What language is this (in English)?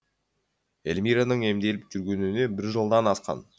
Kazakh